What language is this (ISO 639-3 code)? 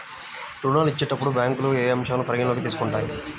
tel